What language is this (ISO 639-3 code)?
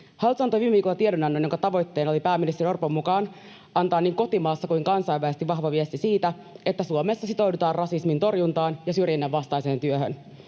fin